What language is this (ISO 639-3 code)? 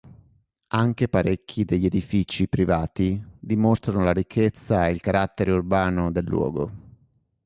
ita